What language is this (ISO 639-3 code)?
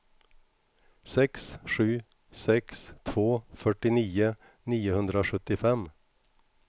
swe